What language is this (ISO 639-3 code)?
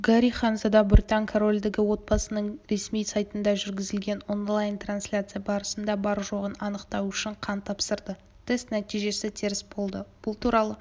kaz